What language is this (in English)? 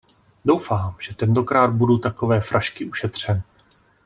Czech